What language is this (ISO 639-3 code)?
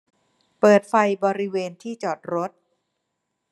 tha